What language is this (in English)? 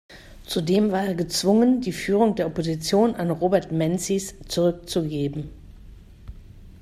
German